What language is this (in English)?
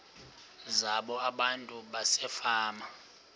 Xhosa